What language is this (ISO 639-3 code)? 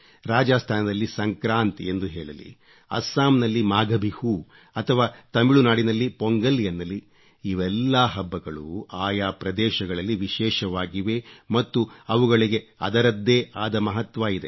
kan